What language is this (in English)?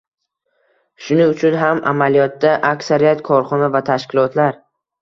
Uzbek